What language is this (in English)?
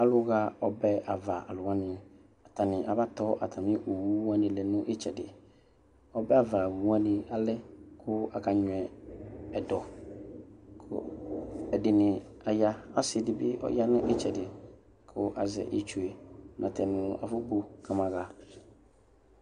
Ikposo